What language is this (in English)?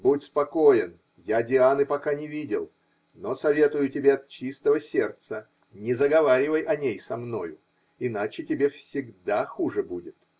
Russian